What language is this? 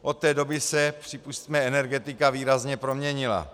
Czech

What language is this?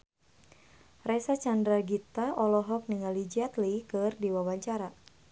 Sundanese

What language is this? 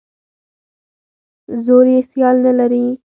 Pashto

